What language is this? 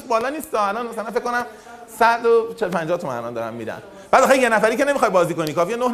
Persian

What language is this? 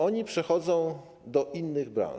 Polish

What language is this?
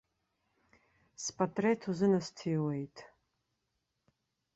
Abkhazian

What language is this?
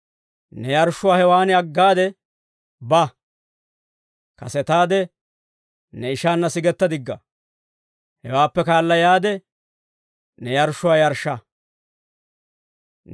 Dawro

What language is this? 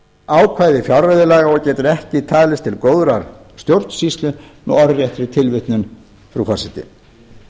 Icelandic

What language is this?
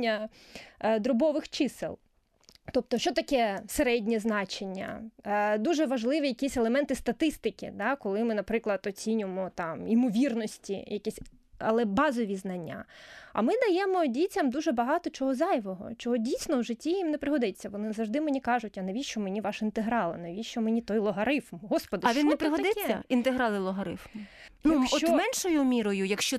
Ukrainian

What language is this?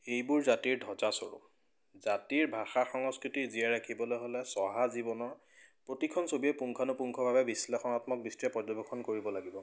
Assamese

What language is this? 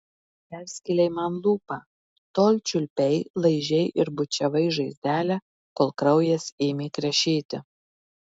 Lithuanian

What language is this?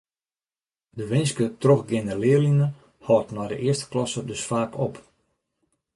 Western Frisian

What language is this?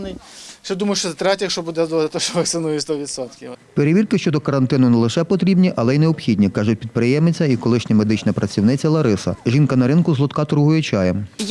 Ukrainian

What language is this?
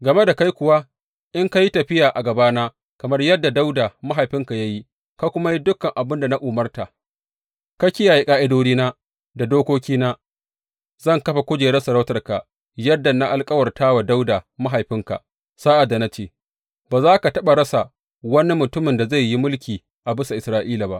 Hausa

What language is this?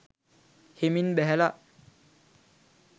Sinhala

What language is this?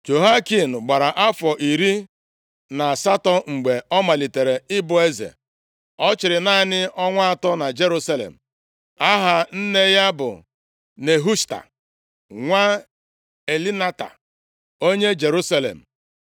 Igbo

